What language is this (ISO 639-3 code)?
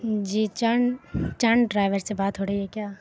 urd